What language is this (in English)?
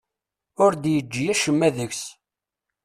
Kabyle